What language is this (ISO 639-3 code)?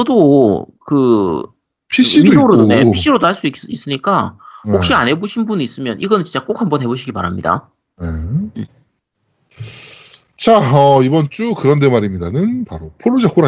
kor